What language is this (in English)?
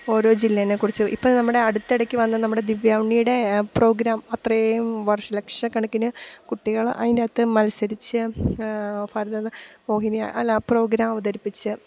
Malayalam